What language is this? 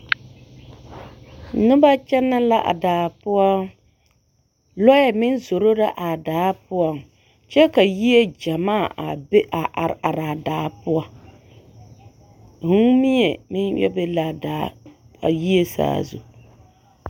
Southern Dagaare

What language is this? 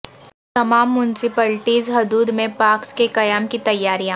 Urdu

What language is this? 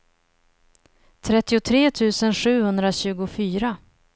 Swedish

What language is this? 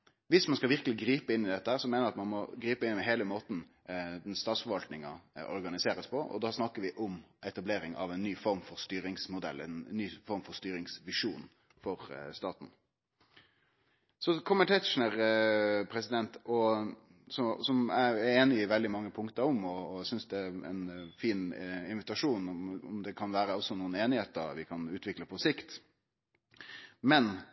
Norwegian Nynorsk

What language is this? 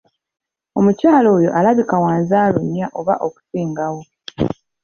Ganda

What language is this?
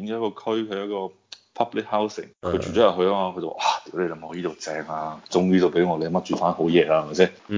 Chinese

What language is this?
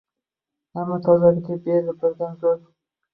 Uzbek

